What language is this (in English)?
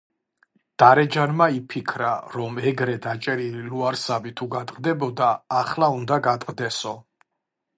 Georgian